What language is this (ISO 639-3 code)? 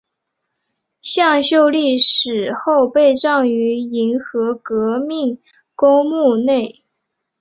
zho